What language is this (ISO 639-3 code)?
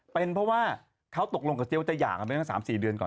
tha